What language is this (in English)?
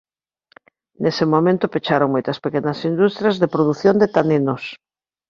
Galician